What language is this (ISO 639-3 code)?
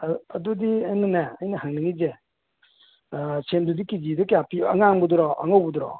mni